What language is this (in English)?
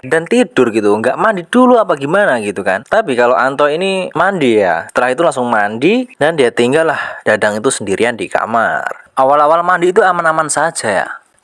Indonesian